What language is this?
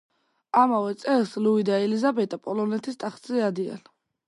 Georgian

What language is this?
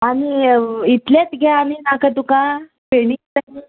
Konkani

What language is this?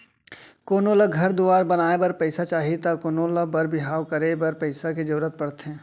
Chhattisgarhi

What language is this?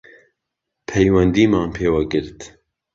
Central Kurdish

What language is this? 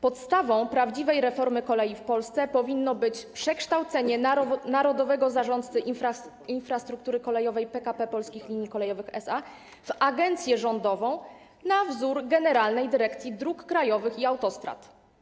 Polish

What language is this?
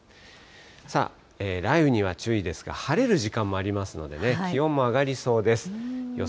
Japanese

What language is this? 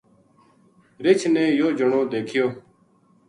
Gujari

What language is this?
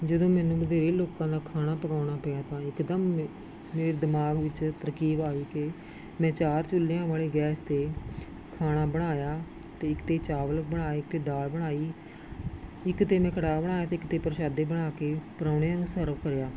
Punjabi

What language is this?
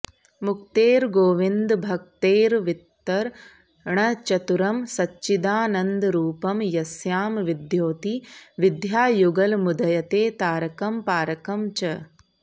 Sanskrit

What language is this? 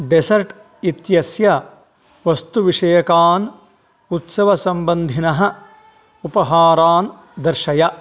Sanskrit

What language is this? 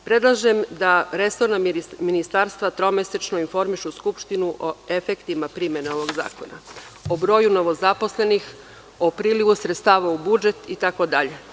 Serbian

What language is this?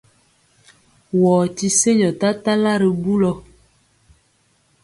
Mpiemo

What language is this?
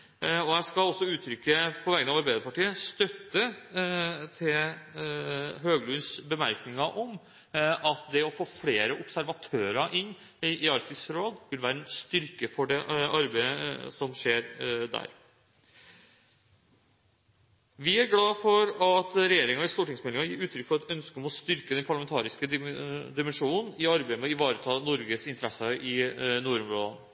Norwegian Bokmål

